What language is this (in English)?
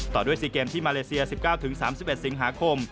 Thai